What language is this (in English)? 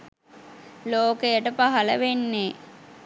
Sinhala